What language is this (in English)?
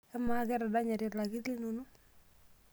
Masai